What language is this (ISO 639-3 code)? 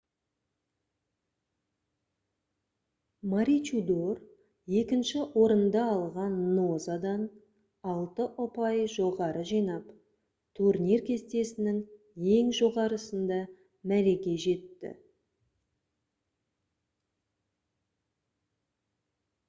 kaz